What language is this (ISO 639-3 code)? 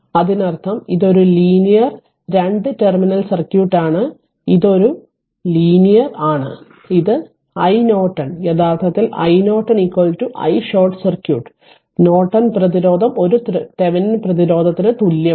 mal